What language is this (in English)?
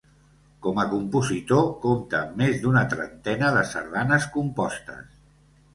Catalan